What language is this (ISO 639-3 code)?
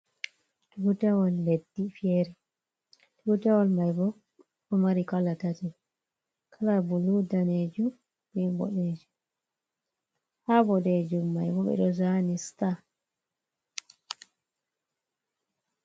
ful